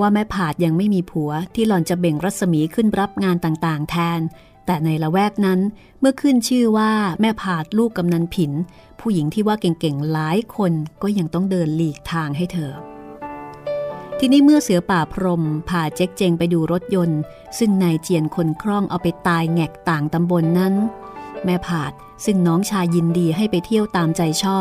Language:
Thai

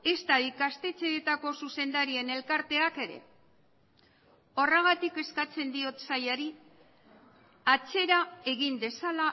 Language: Basque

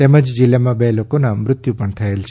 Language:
Gujarati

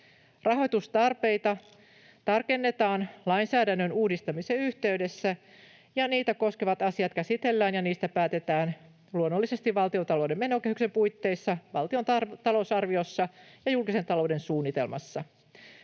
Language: Finnish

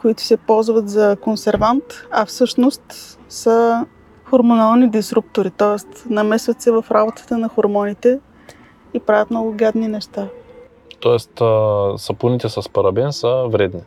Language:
Bulgarian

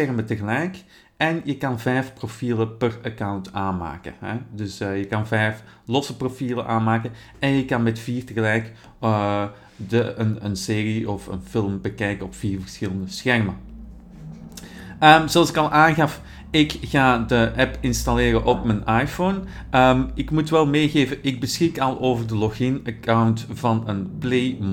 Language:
Dutch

